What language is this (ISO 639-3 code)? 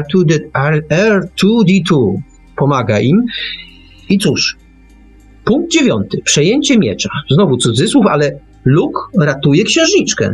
pol